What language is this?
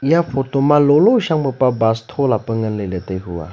Wancho Naga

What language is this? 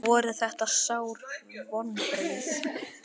Icelandic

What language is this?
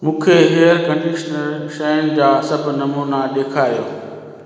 Sindhi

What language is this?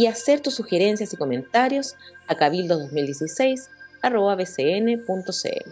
Spanish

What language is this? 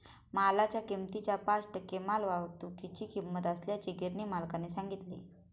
Marathi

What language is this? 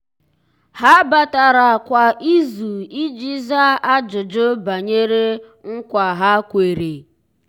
Igbo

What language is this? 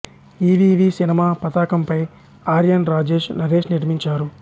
Telugu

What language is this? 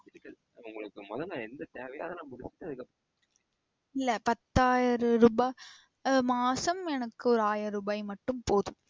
Tamil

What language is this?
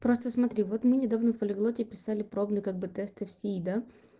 Russian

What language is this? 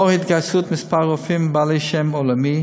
Hebrew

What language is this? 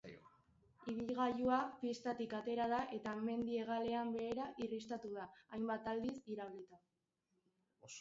Basque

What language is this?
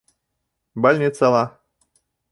Bashkir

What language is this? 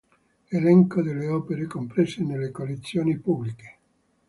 Italian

